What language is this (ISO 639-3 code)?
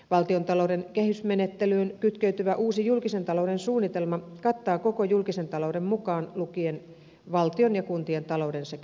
fin